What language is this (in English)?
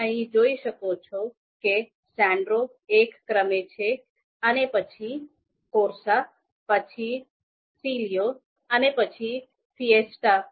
Gujarati